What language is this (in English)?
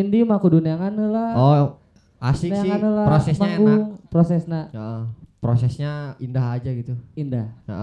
Indonesian